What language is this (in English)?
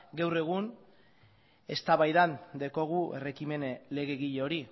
Basque